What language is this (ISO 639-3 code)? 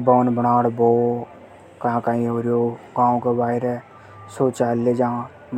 hoj